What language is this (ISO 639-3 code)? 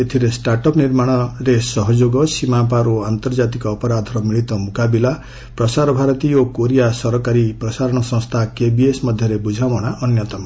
ori